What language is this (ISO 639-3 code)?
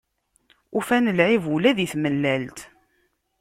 kab